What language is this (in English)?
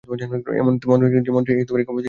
Bangla